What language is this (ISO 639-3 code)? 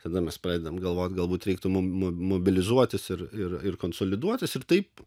lit